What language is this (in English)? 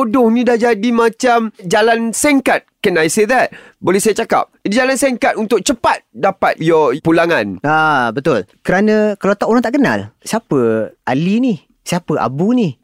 Malay